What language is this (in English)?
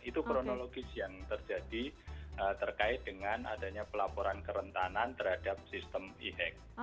Indonesian